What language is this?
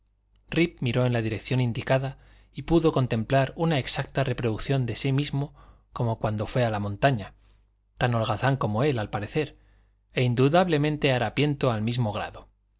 Spanish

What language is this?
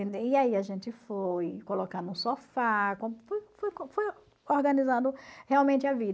Portuguese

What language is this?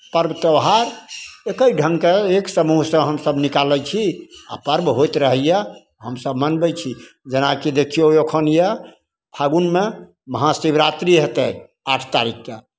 Maithili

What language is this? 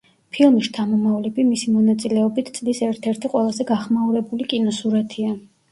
Georgian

